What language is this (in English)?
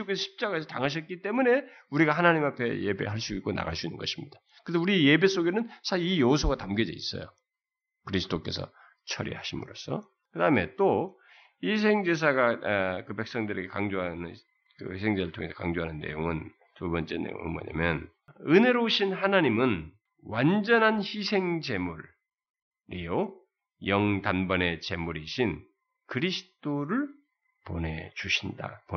Korean